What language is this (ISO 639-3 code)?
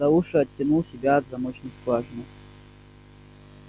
rus